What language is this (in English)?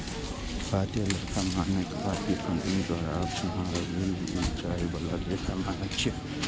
Maithili